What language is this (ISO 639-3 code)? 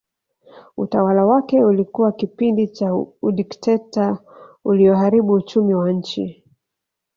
swa